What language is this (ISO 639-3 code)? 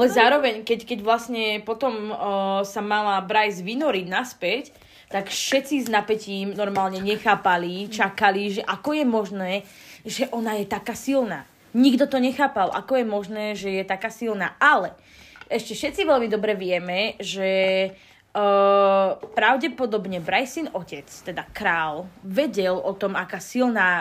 slk